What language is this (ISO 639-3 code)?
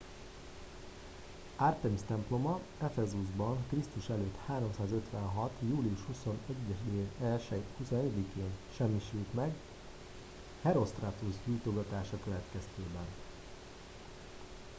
hun